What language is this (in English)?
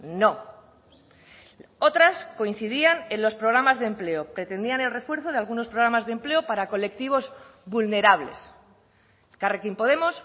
Spanish